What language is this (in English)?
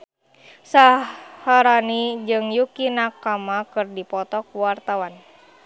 Sundanese